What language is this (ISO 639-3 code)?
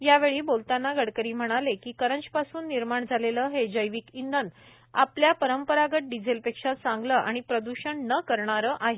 mar